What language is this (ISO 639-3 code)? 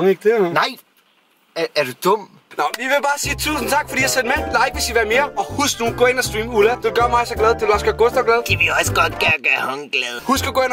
dan